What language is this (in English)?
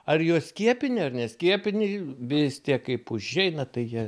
Lithuanian